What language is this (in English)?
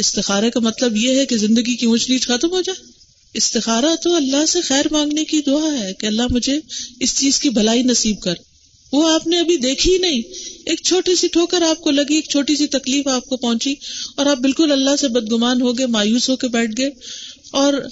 Urdu